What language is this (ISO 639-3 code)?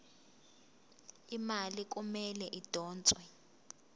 zul